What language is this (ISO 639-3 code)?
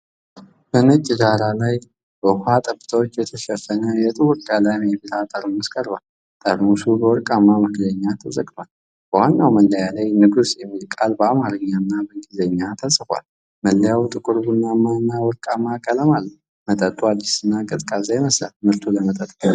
amh